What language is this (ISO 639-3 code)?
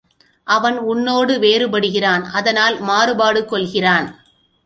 tam